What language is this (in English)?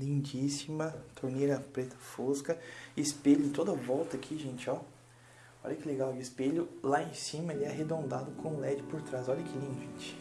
Portuguese